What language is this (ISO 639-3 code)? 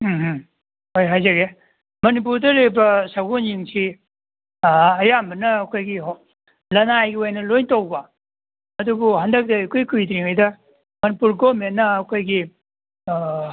mni